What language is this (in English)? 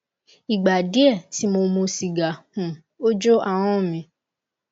Yoruba